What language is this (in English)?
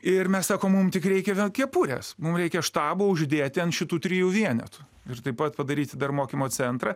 Lithuanian